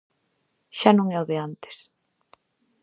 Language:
Galician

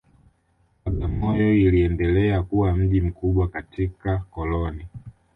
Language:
Swahili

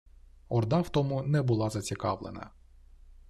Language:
Ukrainian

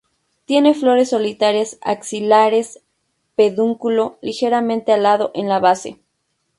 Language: Spanish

